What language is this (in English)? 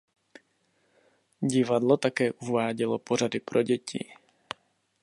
Czech